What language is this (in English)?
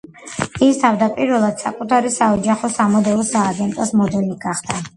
Georgian